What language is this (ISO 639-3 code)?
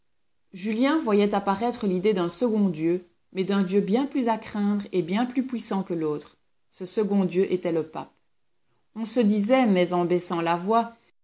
fra